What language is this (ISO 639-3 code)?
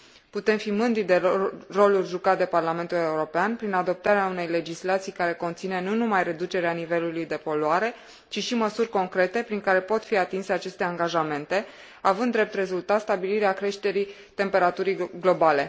ron